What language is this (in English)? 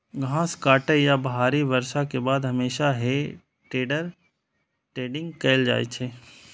Maithili